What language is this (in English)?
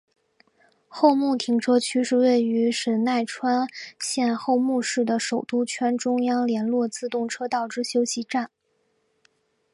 Chinese